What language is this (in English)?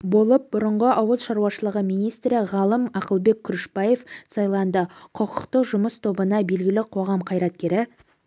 Kazakh